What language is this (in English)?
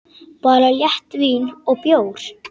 Icelandic